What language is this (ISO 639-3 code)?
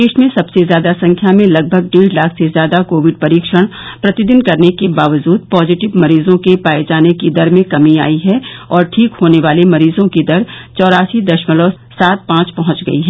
hin